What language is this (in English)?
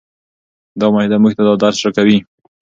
Pashto